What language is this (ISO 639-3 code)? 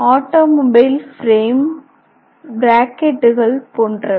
tam